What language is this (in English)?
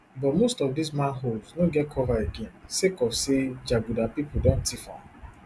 Nigerian Pidgin